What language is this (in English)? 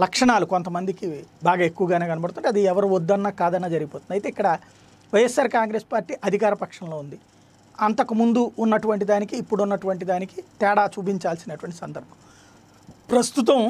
Telugu